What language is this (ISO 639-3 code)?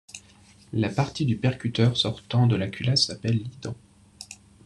fra